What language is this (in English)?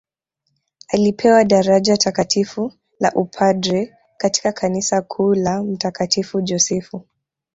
Swahili